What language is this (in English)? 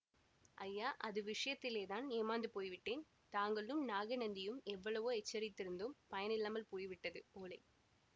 Tamil